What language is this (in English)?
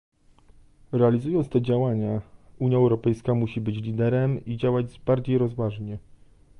Polish